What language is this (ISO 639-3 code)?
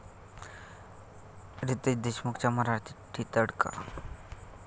mar